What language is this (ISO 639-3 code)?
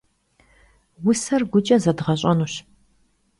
kbd